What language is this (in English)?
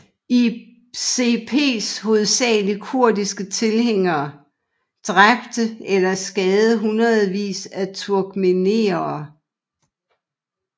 Danish